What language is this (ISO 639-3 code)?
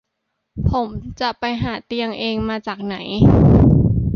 tha